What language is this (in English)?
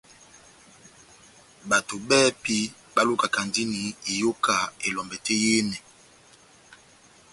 Batanga